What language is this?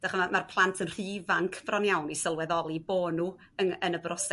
Welsh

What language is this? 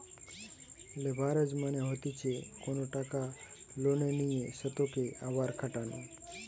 Bangla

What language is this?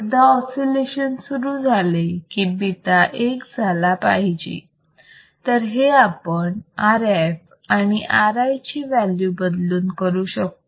Marathi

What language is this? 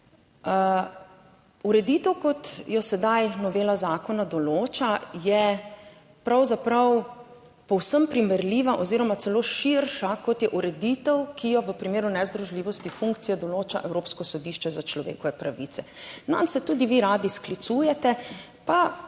Slovenian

